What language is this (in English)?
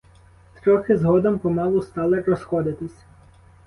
Ukrainian